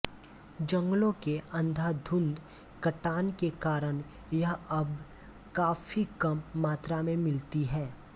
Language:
Hindi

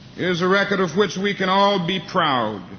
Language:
English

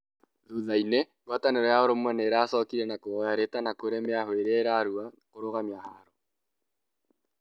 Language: Kikuyu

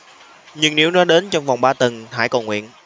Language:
Vietnamese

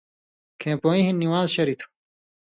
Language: Indus Kohistani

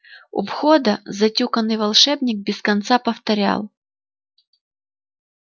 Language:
Russian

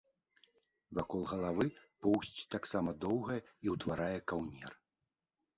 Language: Belarusian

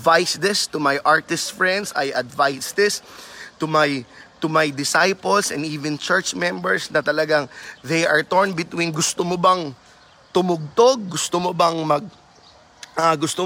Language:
Filipino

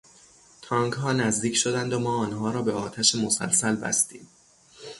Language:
Persian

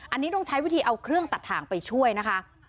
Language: Thai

